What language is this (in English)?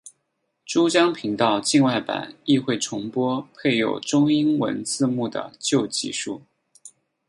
Chinese